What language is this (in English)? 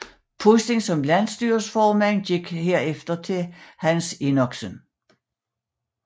Danish